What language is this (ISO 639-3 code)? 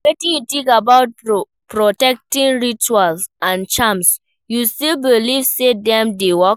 pcm